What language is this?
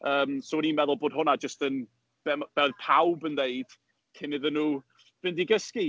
Welsh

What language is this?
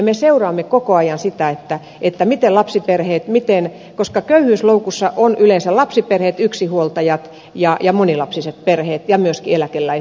Finnish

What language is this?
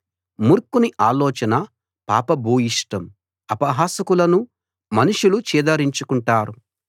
Telugu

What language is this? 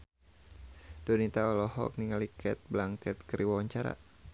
Sundanese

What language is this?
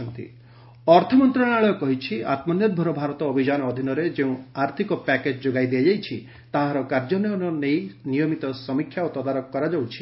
Odia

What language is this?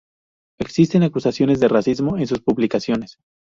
Spanish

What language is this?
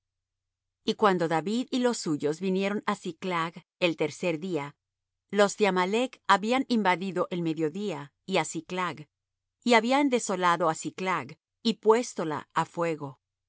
Spanish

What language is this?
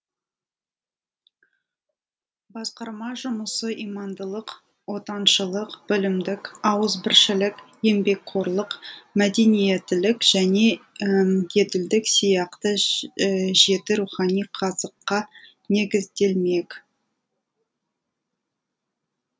Kazakh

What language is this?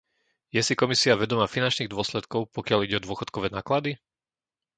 Slovak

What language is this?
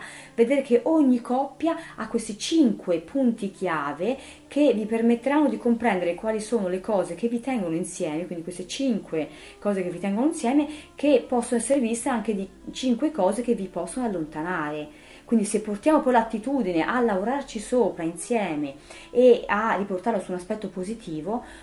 Italian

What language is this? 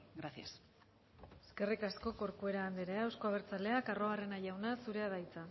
Basque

